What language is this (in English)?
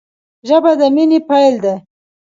Pashto